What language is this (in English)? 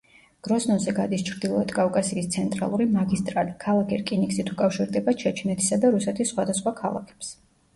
Georgian